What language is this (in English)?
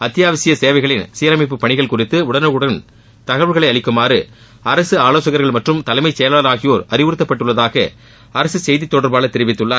Tamil